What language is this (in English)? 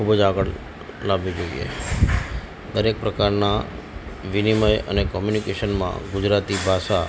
Gujarati